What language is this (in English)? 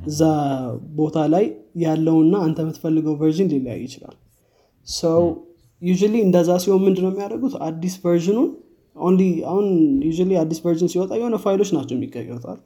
Amharic